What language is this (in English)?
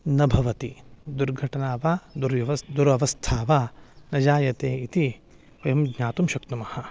Sanskrit